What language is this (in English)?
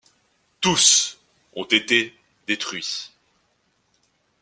French